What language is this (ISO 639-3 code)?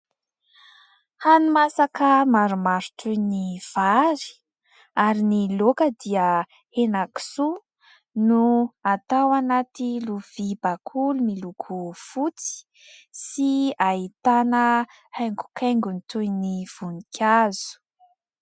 mlg